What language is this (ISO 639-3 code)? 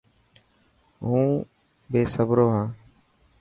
mki